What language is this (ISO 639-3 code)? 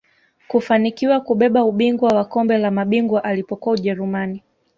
swa